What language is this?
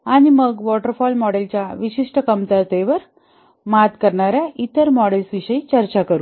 Marathi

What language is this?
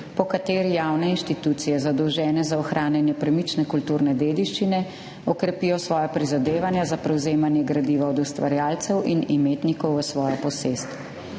Slovenian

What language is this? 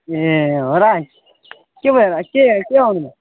Nepali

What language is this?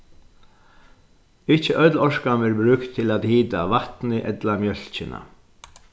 Faroese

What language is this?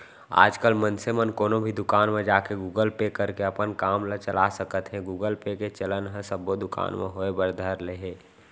Chhattisgarhi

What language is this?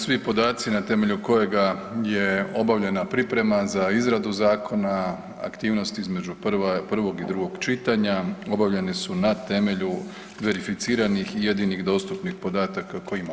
Croatian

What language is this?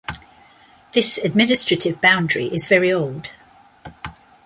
English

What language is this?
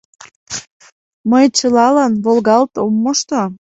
Mari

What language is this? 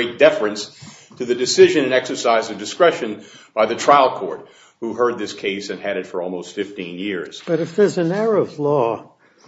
English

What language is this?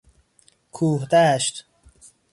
Persian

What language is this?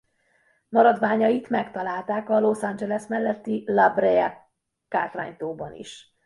Hungarian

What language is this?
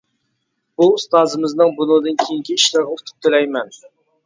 Uyghur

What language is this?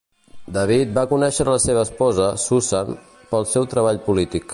Catalan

